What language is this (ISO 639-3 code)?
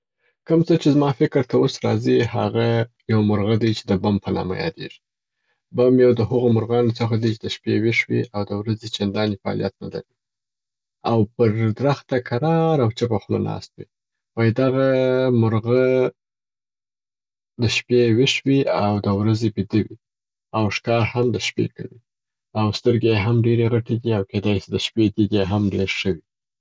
pbt